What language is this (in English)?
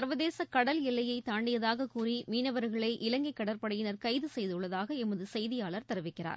Tamil